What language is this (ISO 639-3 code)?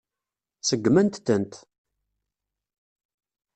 kab